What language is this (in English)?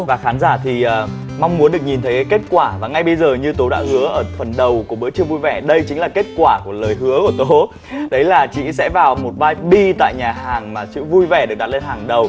Vietnamese